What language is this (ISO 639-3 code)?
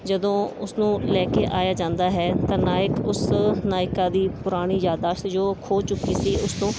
pan